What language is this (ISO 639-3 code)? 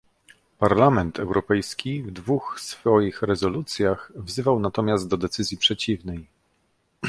pol